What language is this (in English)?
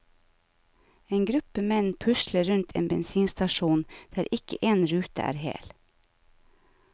Norwegian